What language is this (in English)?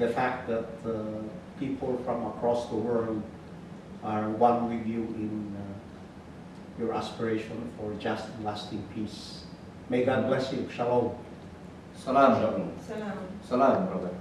English